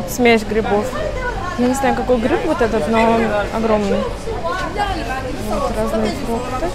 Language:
Russian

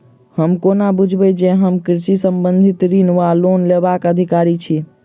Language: Maithili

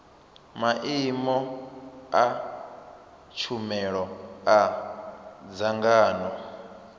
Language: Venda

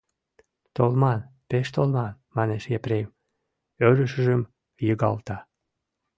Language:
Mari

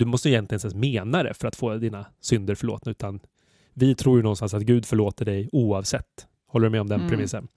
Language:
Swedish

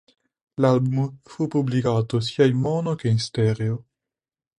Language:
Italian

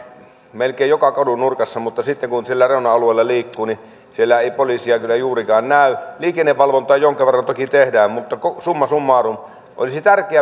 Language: Finnish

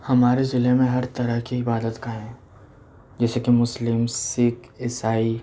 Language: Urdu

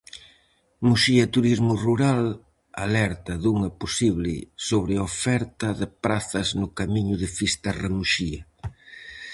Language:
Galician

